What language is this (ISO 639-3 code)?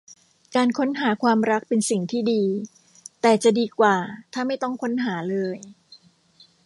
tha